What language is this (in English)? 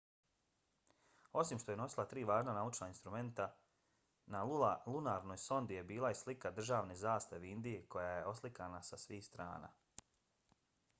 Bosnian